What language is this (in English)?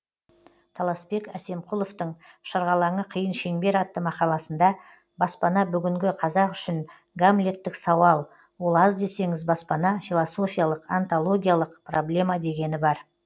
Kazakh